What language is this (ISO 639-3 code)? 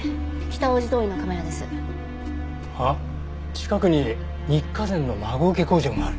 jpn